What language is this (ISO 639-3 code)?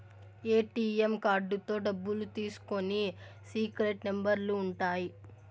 tel